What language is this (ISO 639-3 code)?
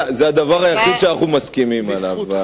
heb